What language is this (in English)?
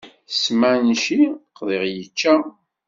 Kabyle